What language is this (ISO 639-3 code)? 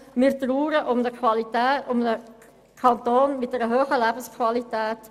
gsw